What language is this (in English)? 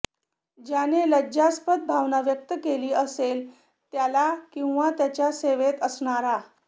Marathi